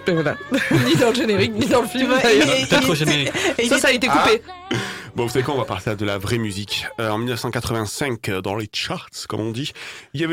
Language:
French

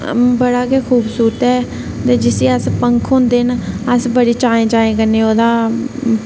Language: Dogri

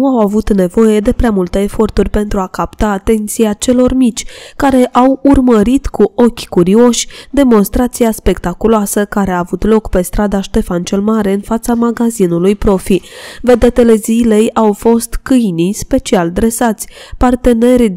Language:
Romanian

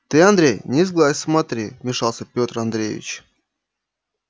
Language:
Russian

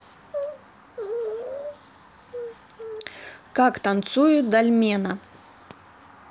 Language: Russian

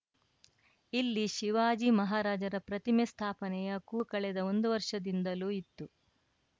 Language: Kannada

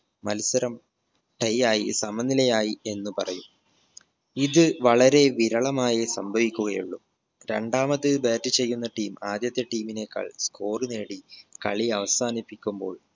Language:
Malayalam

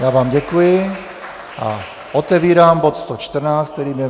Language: Czech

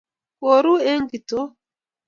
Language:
Kalenjin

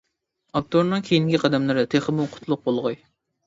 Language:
Uyghur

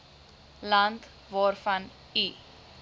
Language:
Afrikaans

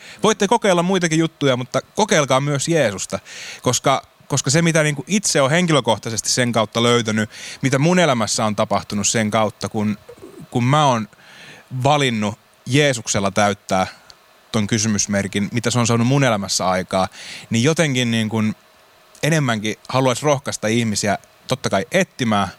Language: Finnish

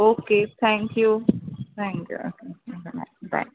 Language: Marathi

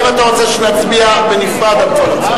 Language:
Hebrew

